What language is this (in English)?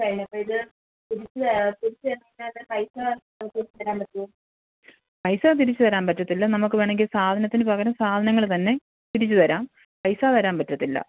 Malayalam